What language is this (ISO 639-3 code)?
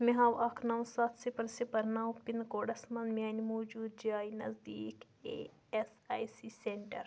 kas